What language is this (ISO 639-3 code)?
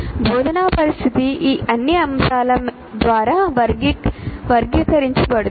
tel